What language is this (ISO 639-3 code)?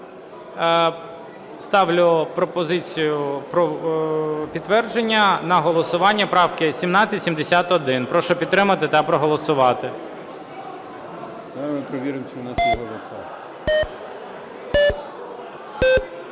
ukr